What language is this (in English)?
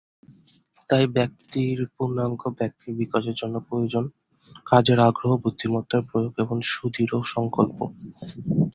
Bangla